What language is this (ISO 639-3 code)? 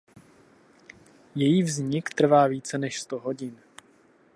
ces